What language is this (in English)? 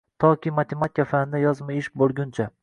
Uzbek